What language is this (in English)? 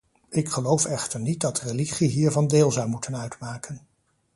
Dutch